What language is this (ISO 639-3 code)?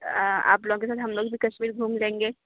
urd